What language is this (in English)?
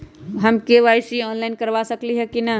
Magahi